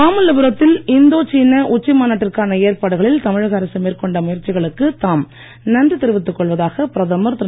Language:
Tamil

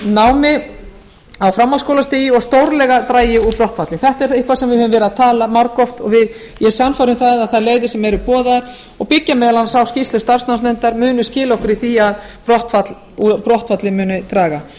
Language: Icelandic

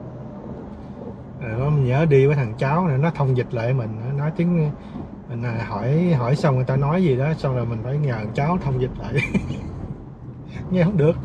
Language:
Vietnamese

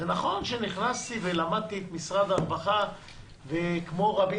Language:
Hebrew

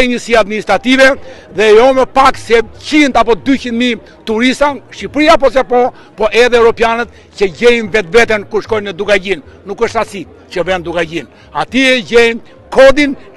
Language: Romanian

